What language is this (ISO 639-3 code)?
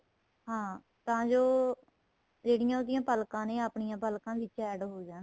pan